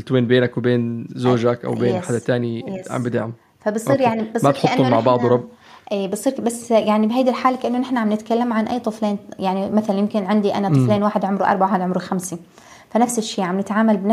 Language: Arabic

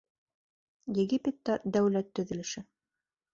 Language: Bashkir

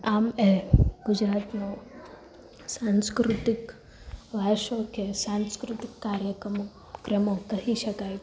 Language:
Gujarati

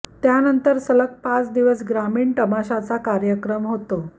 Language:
Marathi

